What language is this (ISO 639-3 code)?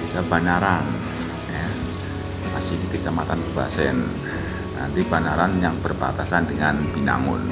ind